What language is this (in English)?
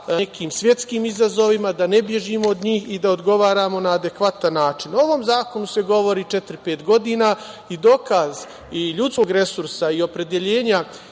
Serbian